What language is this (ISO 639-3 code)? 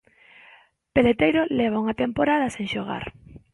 glg